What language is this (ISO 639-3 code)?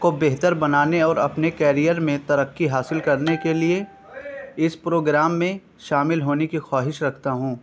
urd